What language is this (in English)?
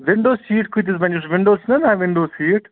Kashmiri